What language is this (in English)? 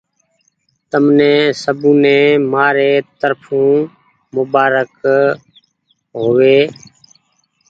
Goaria